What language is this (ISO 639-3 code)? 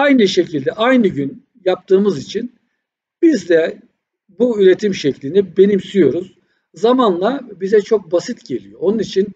tur